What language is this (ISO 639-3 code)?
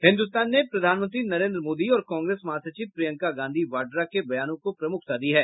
hin